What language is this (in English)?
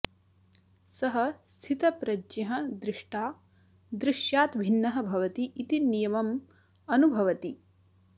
Sanskrit